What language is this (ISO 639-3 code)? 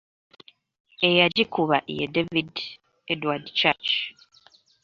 lug